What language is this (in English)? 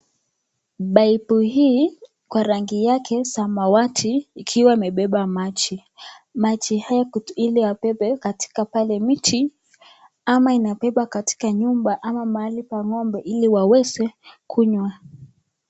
Swahili